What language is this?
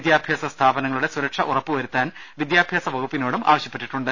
Malayalam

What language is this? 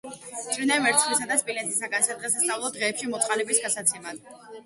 Georgian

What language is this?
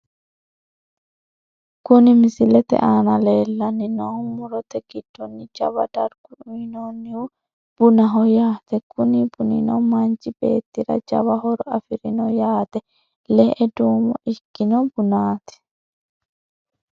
Sidamo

